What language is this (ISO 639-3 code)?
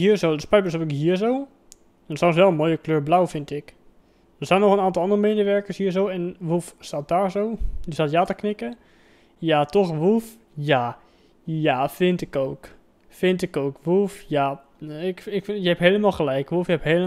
nld